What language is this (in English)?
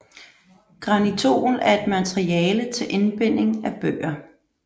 Danish